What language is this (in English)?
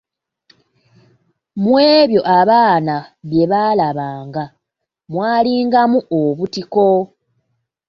Ganda